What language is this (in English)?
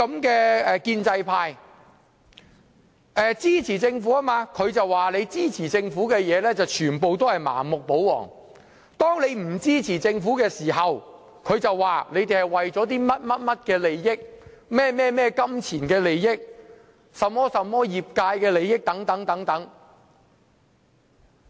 Cantonese